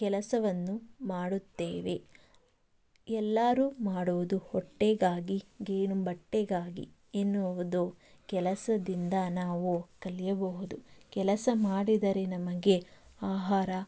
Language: Kannada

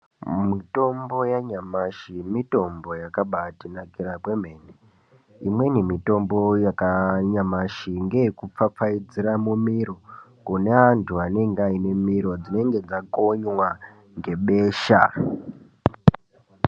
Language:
Ndau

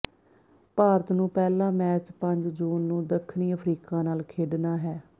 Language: Punjabi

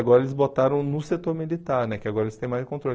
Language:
Portuguese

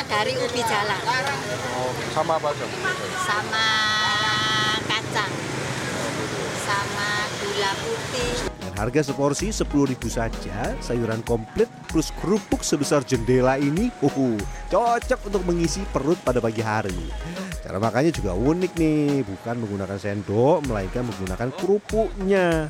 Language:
Indonesian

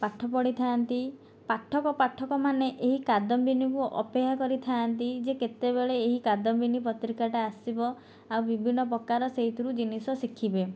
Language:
Odia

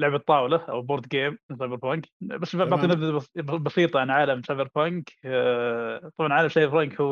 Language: Arabic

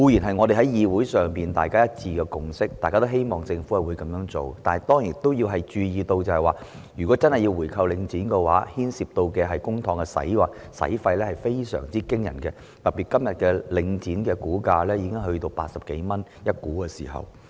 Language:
Cantonese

